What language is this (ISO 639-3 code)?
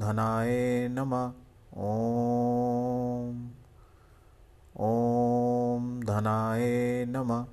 hin